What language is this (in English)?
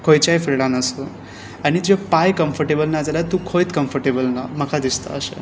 Konkani